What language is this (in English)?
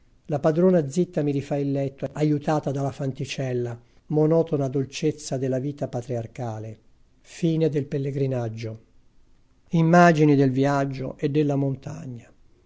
Italian